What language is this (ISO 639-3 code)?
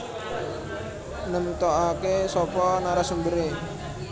jav